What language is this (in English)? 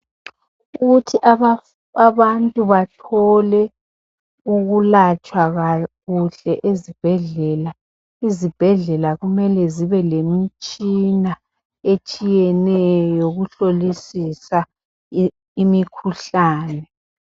North Ndebele